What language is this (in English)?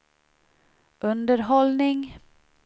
Swedish